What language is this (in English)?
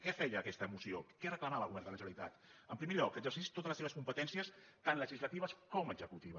Catalan